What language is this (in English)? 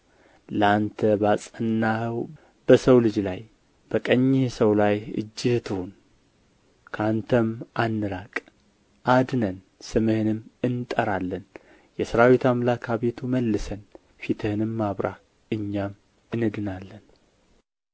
Amharic